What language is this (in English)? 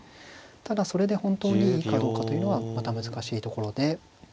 Japanese